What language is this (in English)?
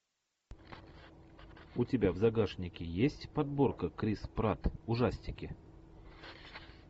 Russian